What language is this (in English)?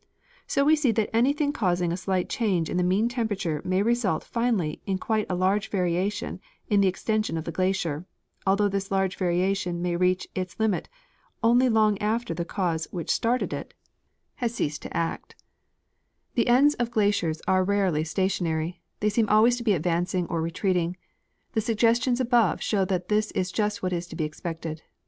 English